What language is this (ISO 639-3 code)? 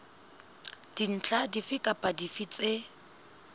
sot